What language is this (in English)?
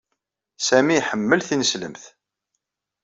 Kabyle